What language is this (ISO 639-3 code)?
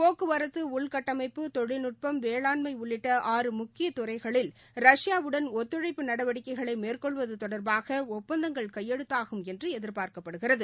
tam